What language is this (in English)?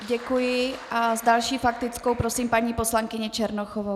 Czech